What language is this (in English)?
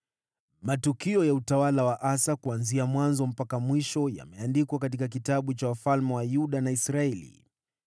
Swahili